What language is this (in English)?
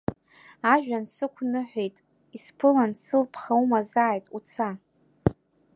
Abkhazian